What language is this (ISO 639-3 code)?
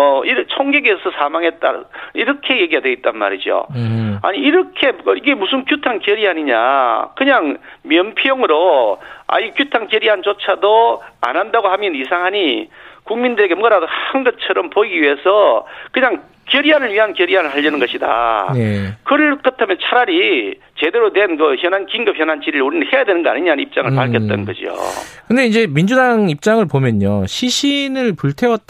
kor